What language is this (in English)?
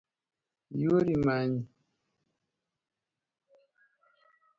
Luo (Kenya and Tanzania)